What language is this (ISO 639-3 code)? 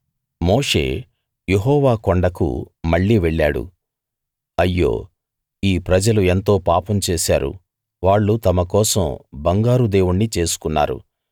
tel